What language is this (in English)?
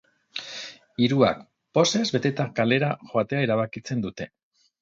Basque